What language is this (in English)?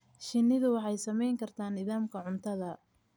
Somali